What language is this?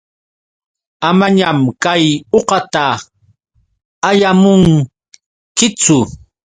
Yauyos Quechua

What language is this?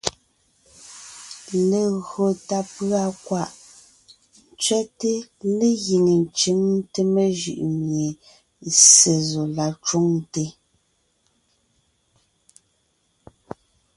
Ngiemboon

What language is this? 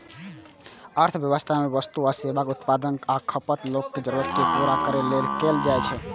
Maithili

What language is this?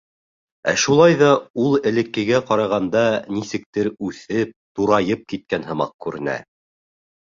Bashkir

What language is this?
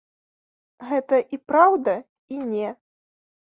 Belarusian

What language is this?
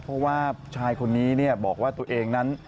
Thai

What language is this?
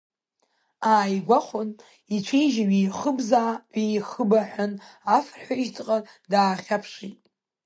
Abkhazian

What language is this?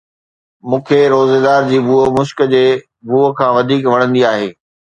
Sindhi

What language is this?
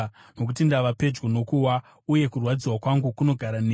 Shona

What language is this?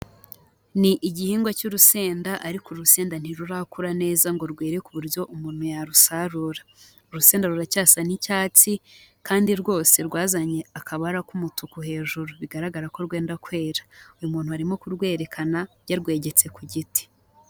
Kinyarwanda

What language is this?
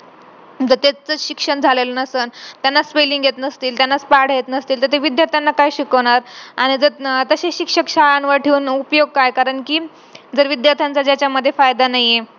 Marathi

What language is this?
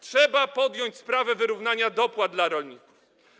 Polish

